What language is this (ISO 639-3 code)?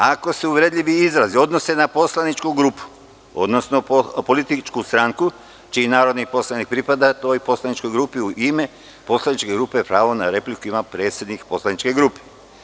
srp